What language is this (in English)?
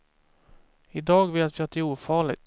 Swedish